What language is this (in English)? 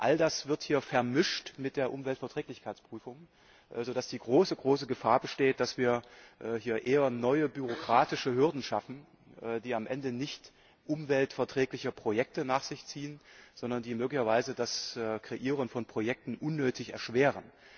German